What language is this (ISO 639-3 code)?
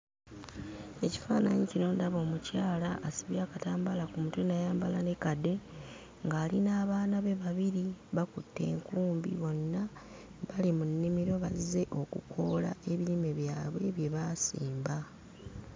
lug